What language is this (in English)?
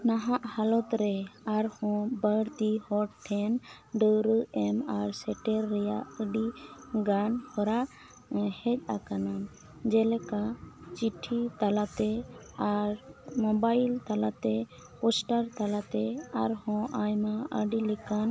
Santali